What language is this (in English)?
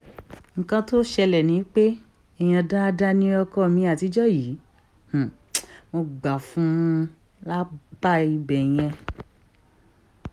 Yoruba